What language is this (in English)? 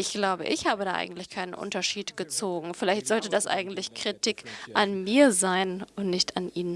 German